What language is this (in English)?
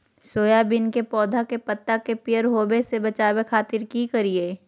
Magahi